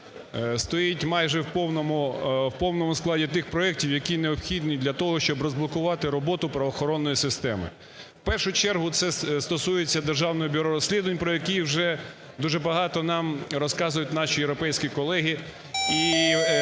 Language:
Ukrainian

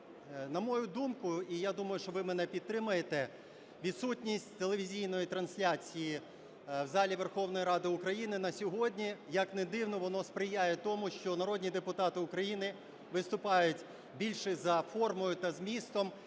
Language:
Ukrainian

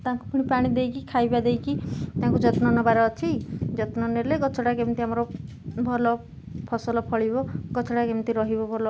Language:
Odia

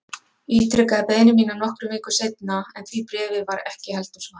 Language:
Icelandic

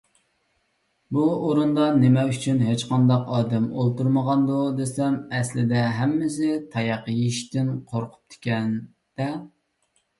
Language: Uyghur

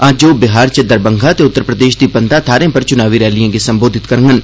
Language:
Dogri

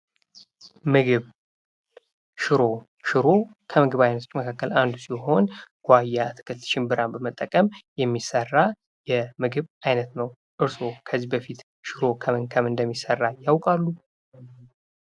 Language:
Amharic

